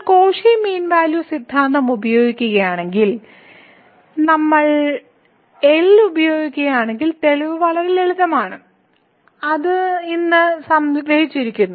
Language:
Malayalam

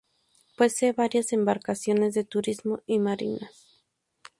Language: Spanish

